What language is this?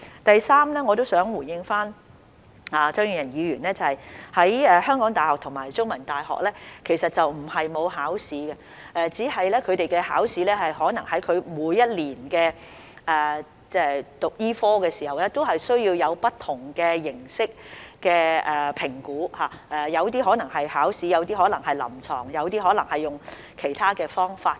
Cantonese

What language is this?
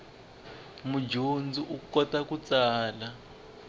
Tsonga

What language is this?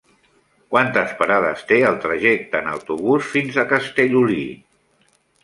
Catalan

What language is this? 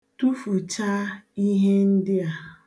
Igbo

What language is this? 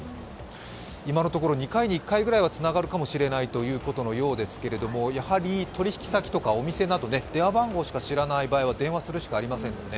Japanese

